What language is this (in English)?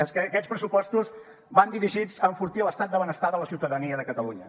Catalan